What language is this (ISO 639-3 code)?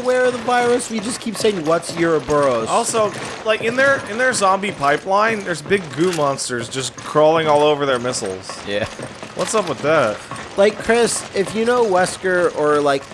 eng